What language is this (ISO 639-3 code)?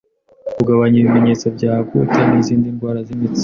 kin